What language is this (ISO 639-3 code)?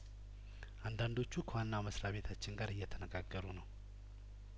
amh